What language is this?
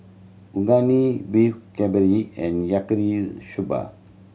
English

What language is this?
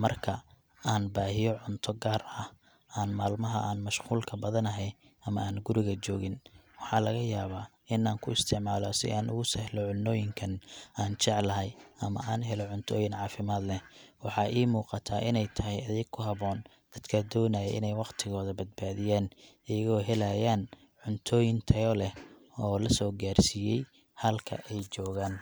Somali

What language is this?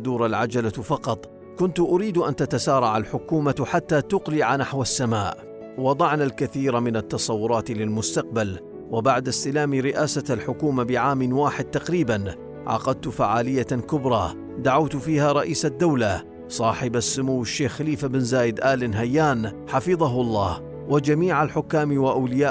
Arabic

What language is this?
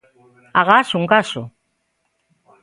Galician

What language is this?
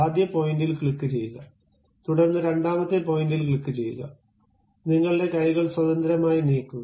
Malayalam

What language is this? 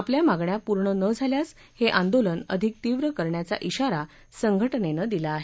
Marathi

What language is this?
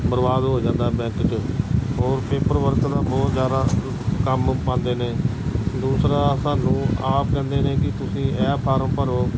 Punjabi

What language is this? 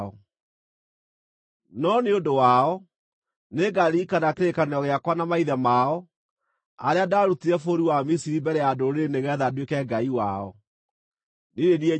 Kikuyu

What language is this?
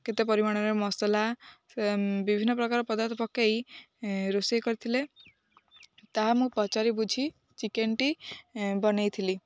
Odia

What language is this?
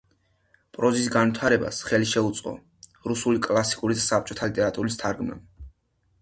Georgian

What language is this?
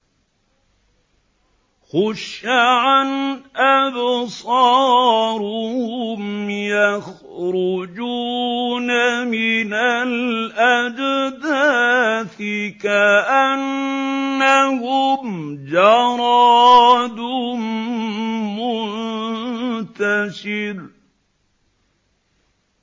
Arabic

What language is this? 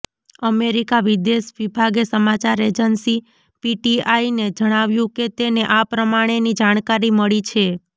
Gujarati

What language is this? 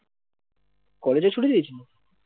Bangla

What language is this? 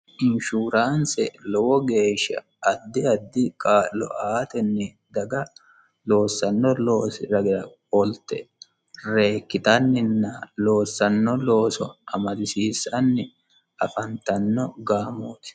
Sidamo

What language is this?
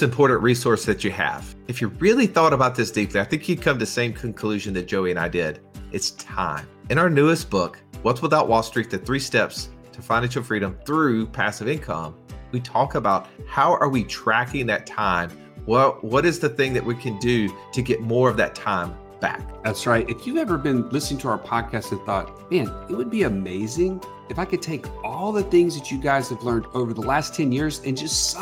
English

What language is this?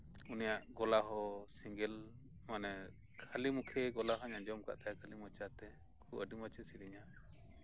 Santali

